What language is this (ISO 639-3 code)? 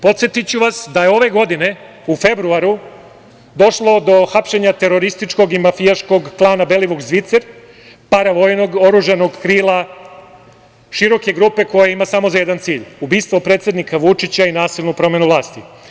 srp